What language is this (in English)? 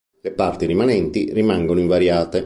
Italian